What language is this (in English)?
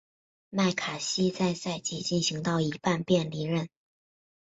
Chinese